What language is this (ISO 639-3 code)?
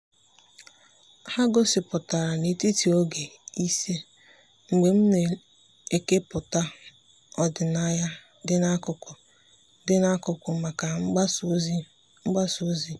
ibo